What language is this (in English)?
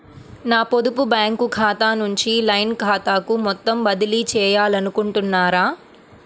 Telugu